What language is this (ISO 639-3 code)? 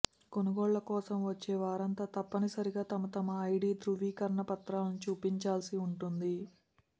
tel